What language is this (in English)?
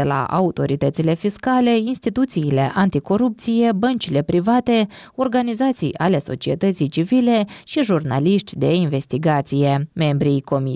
Romanian